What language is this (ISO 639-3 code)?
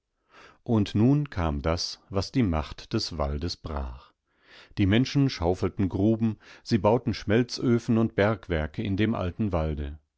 deu